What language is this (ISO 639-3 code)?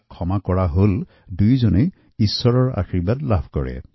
asm